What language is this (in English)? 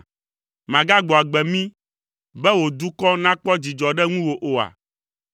Ewe